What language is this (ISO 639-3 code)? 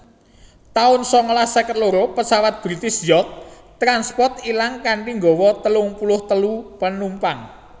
jav